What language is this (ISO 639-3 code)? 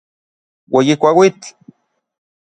nlv